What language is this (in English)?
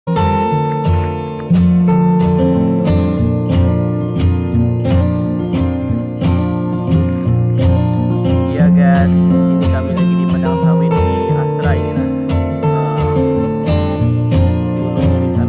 Indonesian